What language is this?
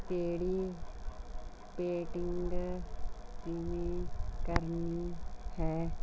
Punjabi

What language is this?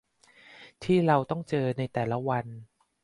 Thai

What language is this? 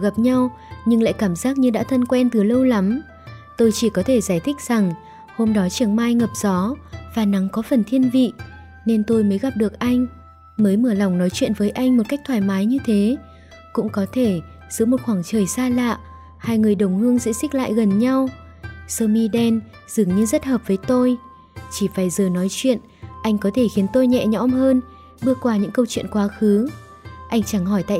Vietnamese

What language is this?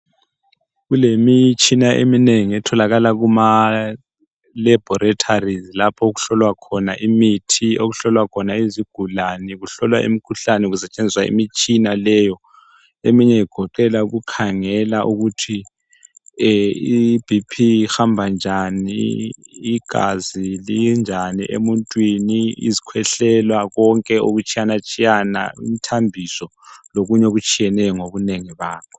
North Ndebele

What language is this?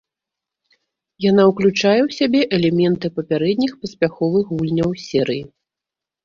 Belarusian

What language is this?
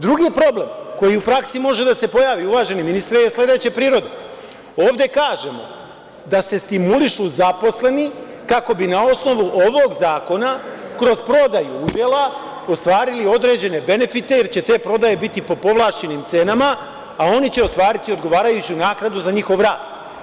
Serbian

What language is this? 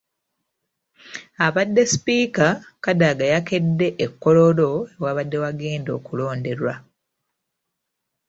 Ganda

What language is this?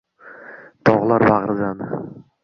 Uzbek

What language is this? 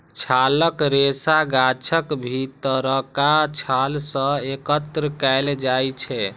Maithili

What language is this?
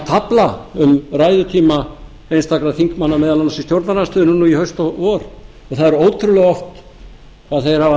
Icelandic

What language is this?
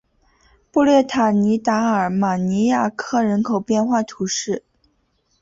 Chinese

